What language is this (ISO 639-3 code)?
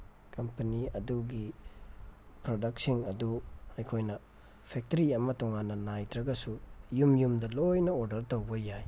mni